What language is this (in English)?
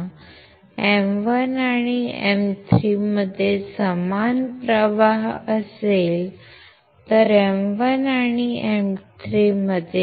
Marathi